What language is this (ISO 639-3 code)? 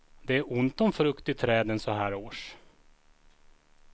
swe